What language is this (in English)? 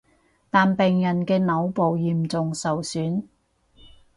Cantonese